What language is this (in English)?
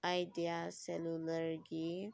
Manipuri